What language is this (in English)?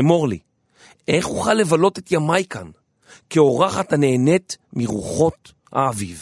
Hebrew